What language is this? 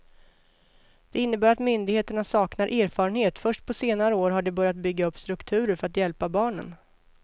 Swedish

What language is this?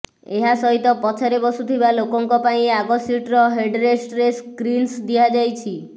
Odia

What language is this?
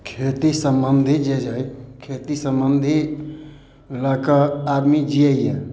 Maithili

